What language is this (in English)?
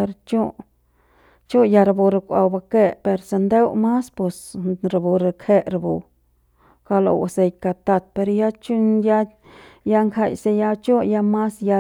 Central Pame